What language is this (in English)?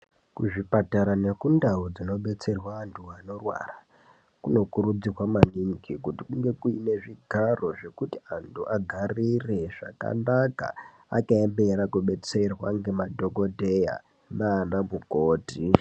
Ndau